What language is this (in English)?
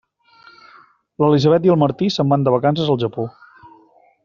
Catalan